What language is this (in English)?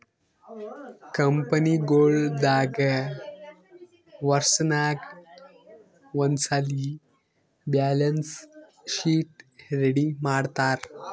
Kannada